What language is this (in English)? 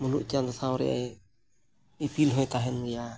Santali